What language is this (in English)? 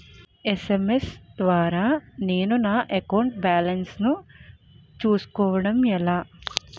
Telugu